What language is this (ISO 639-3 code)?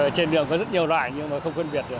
vie